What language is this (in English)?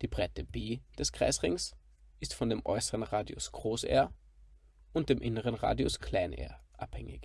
German